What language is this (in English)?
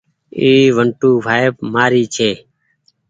Goaria